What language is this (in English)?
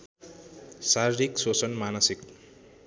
Nepali